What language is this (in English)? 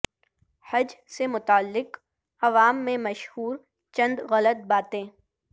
Urdu